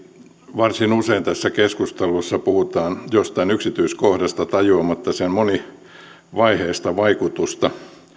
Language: Finnish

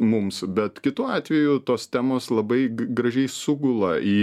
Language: Lithuanian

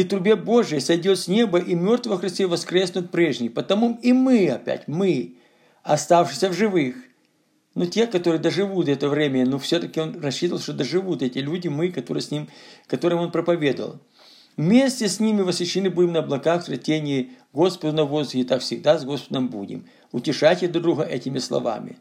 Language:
Russian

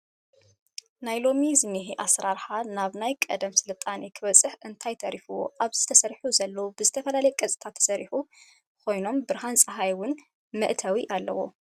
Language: Tigrinya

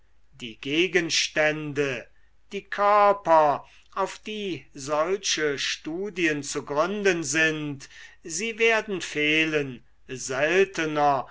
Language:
German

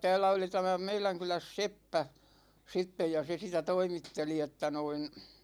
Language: Finnish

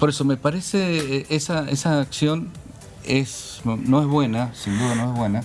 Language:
Spanish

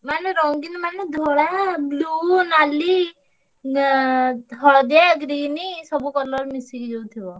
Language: Odia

